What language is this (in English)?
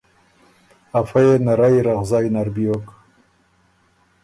Ormuri